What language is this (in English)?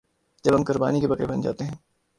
Urdu